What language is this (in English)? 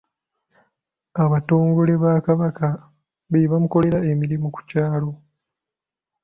Ganda